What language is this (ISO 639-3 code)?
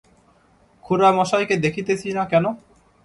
ben